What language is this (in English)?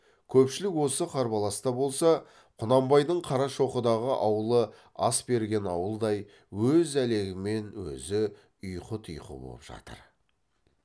Kazakh